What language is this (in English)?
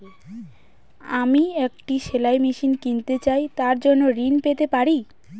Bangla